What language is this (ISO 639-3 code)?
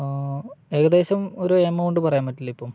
mal